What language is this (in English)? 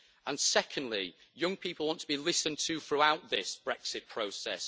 English